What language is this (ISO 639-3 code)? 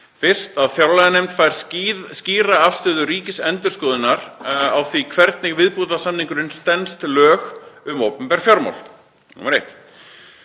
isl